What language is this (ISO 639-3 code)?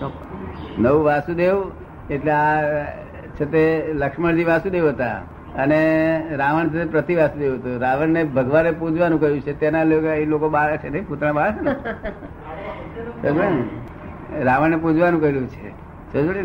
guj